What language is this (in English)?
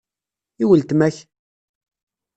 Kabyle